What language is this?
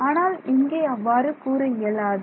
Tamil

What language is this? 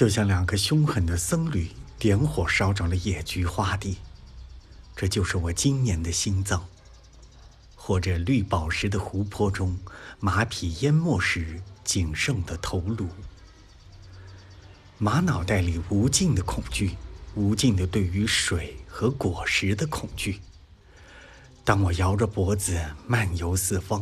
Chinese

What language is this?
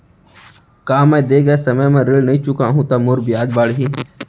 Chhattisgarhi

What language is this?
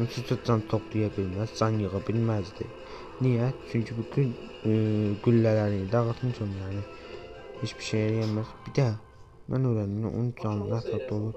Turkish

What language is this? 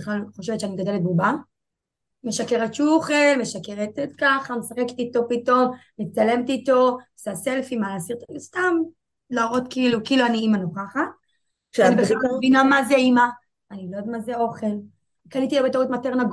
Hebrew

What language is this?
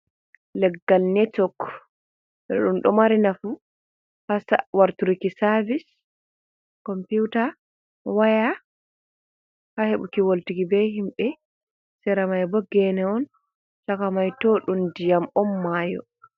Fula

